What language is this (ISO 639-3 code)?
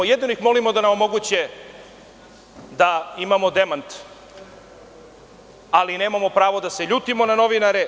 srp